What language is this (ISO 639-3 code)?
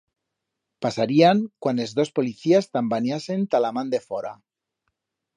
arg